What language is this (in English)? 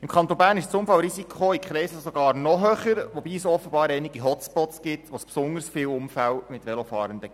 Swiss German